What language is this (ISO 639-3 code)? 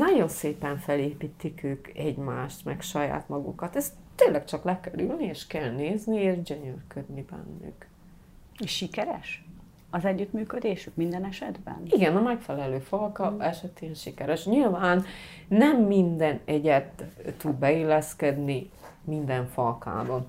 hun